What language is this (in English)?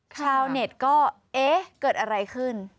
Thai